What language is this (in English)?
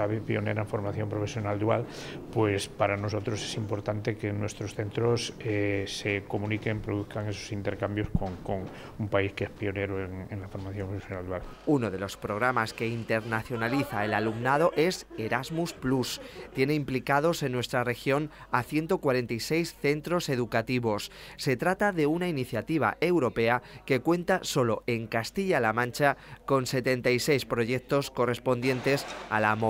Spanish